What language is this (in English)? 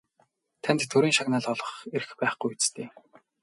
Mongolian